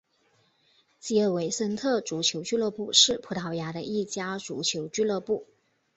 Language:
Chinese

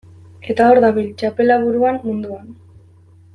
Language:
Basque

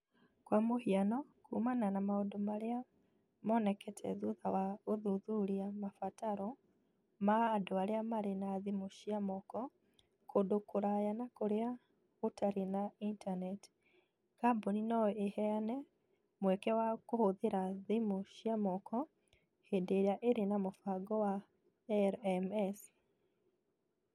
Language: Kikuyu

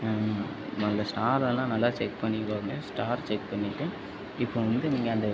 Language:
Tamil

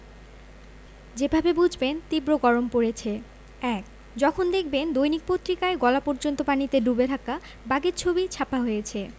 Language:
Bangla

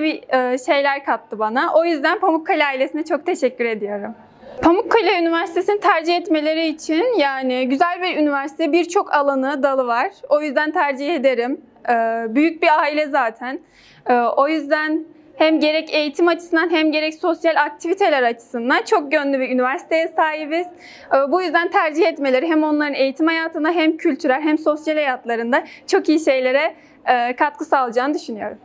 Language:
Turkish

